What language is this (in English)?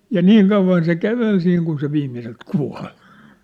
Finnish